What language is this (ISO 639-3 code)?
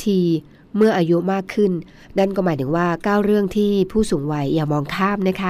tha